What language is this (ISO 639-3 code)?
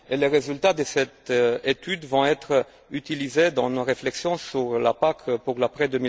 fra